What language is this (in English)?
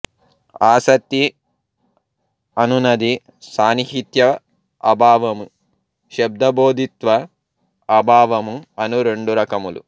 Telugu